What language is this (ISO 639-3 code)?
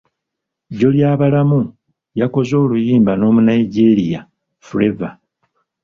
lug